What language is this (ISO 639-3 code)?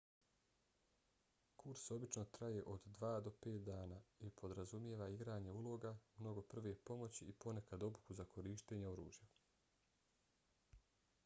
bos